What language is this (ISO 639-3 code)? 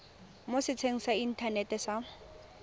tsn